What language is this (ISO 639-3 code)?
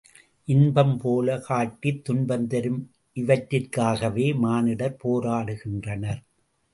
tam